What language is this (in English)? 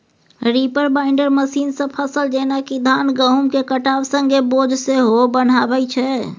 Maithili